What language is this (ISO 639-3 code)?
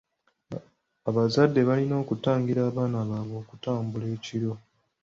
lug